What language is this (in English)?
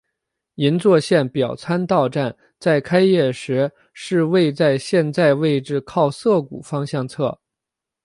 Chinese